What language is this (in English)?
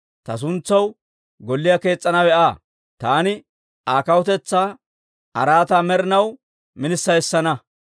Dawro